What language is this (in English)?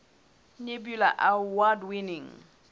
Southern Sotho